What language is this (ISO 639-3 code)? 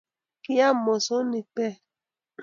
kln